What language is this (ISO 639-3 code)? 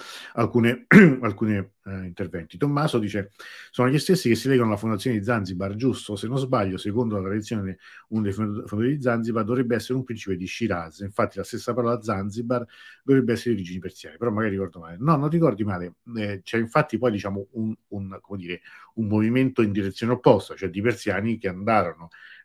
ita